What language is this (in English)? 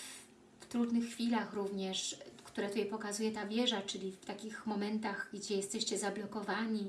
Polish